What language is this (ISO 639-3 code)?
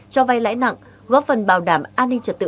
vie